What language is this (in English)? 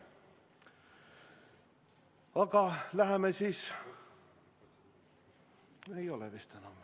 Estonian